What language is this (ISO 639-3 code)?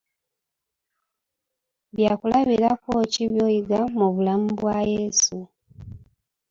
lug